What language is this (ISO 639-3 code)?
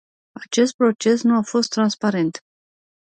ron